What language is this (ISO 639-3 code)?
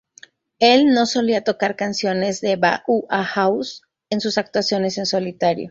spa